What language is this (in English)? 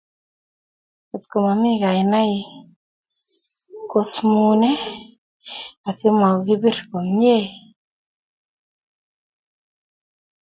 Kalenjin